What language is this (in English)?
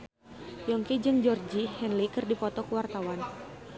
Sundanese